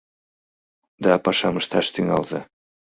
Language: Mari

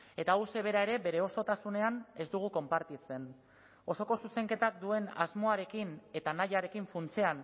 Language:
Basque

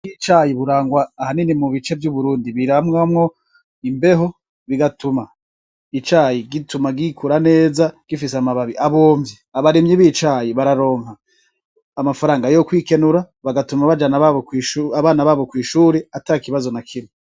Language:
Rundi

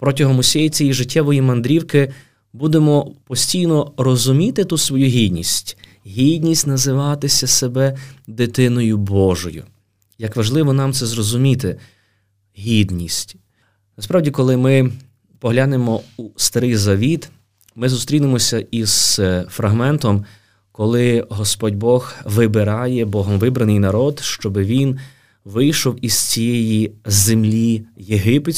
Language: Ukrainian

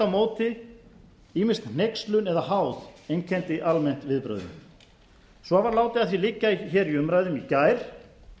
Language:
Icelandic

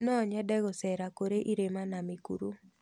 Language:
Kikuyu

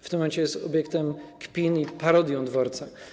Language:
Polish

